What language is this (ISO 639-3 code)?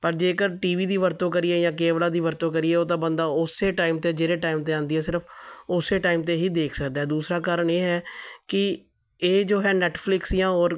pan